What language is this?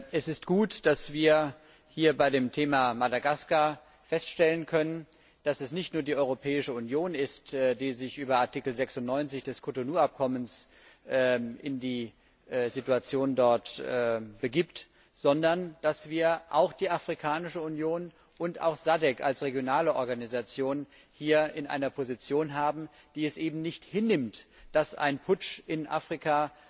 German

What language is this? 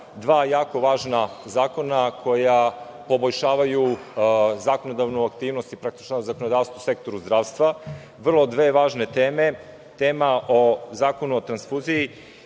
Serbian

